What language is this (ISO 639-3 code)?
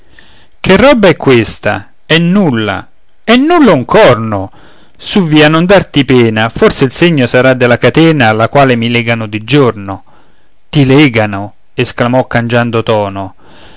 ita